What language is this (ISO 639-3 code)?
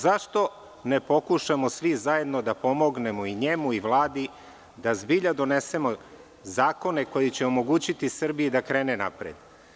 srp